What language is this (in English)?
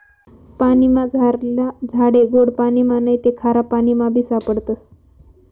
Marathi